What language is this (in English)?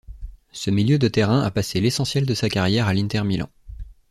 French